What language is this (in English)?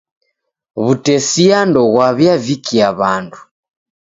Taita